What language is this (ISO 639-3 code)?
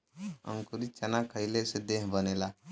bho